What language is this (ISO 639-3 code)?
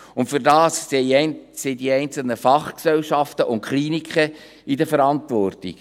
gsw